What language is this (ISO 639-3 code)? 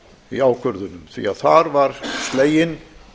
isl